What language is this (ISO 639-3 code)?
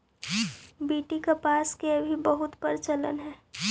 mag